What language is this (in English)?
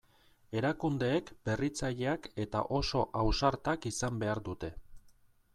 Basque